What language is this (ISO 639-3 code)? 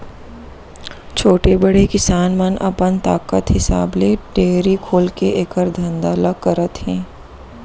hne